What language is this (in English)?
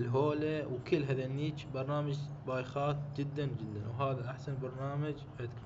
Arabic